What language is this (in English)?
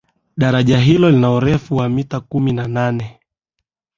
Swahili